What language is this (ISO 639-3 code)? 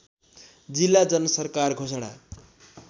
nep